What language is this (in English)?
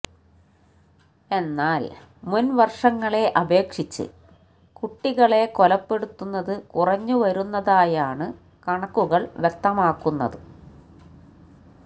Malayalam